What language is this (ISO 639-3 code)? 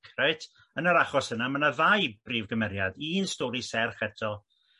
cym